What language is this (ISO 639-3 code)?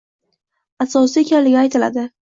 uzb